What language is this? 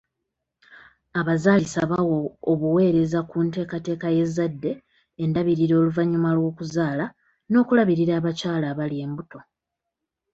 Ganda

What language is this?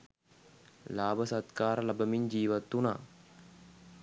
Sinhala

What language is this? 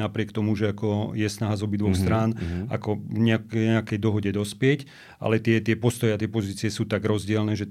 Slovak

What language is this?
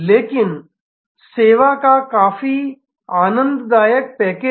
Hindi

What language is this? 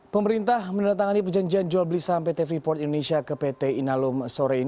Indonesian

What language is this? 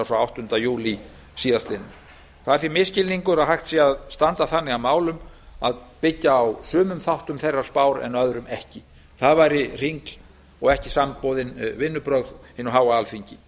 Icelandic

